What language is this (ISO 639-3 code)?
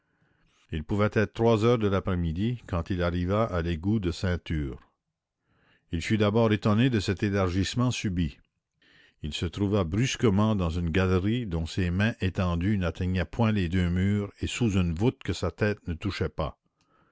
fra